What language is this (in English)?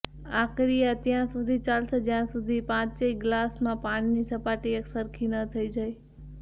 Gujarati